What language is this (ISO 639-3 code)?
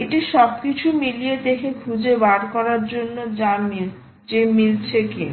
ben